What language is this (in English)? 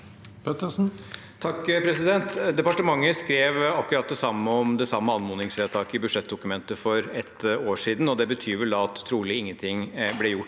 Norwegian